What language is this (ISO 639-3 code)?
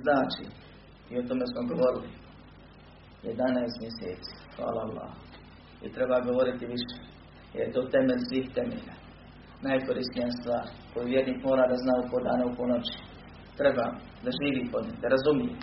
hrv